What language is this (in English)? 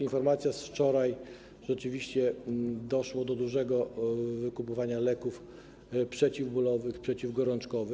Polish